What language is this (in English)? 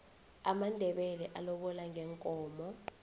South Ndebele